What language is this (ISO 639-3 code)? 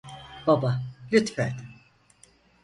tur